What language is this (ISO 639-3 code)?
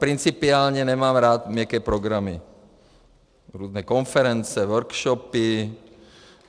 ces